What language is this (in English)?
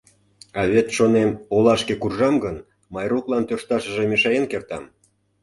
Mari